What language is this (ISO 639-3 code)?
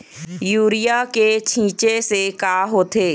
hne